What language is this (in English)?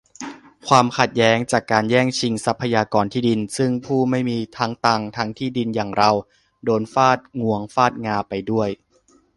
Thai